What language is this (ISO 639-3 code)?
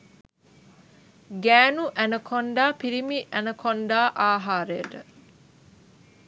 sin